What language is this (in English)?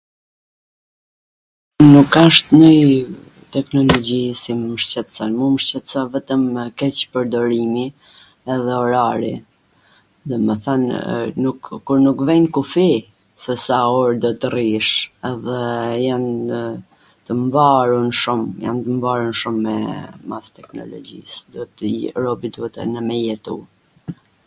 Gheg Albanian